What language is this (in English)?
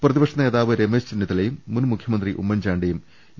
Malayalam